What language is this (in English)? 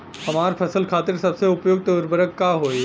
Bhojpuri